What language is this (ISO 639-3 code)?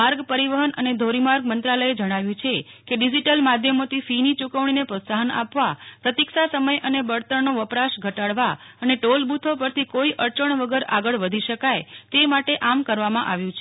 guj